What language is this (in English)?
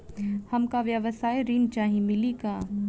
Bhojpuri